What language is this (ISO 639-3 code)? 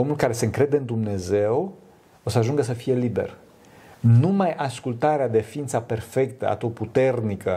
ron